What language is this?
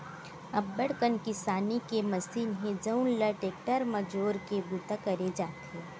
Chhattisgarhi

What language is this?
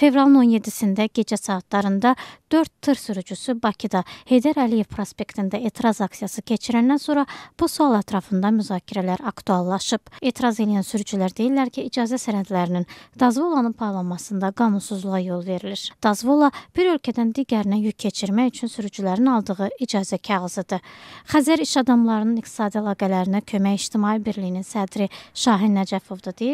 Turkish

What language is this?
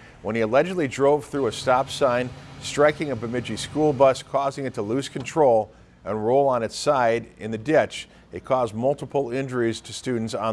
English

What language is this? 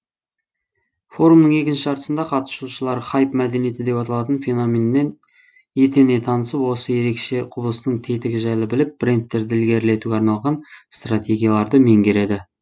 Kazakh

